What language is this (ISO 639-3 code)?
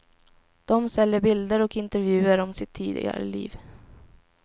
swe